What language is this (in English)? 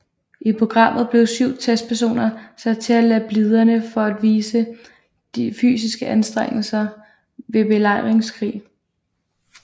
Danish